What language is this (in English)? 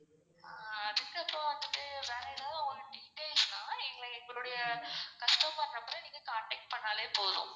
Tamil